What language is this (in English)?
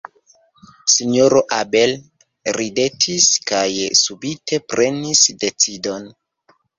Esperanto